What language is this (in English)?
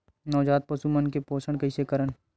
Chhattisgarhi